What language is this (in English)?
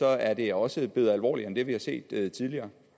Danish